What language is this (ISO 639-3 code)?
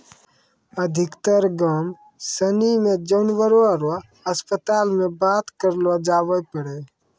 mai